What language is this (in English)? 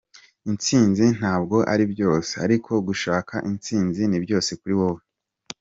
Kinyarwanda